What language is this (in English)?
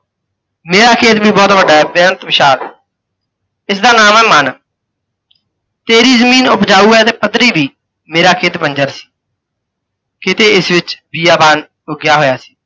Punjabi